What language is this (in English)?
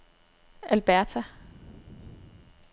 Danish